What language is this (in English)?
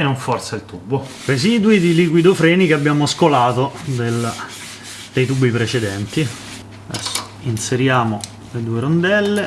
Italian